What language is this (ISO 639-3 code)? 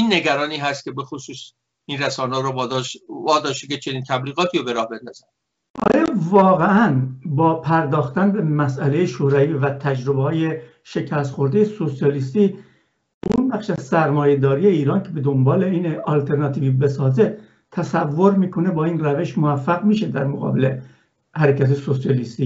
fas